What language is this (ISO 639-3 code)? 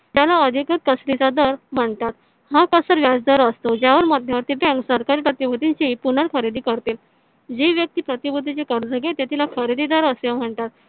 mar